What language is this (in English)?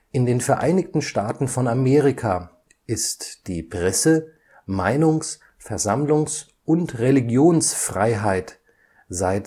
German